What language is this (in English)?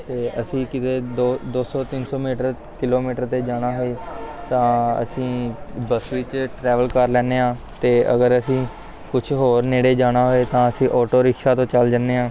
Punjabi